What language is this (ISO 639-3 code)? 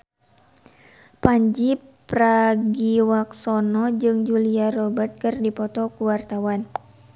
sun